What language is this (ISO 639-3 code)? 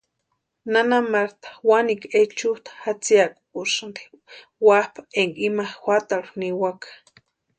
pua